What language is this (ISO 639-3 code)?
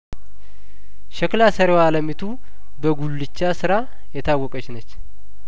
amh